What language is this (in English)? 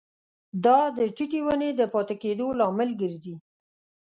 Pashto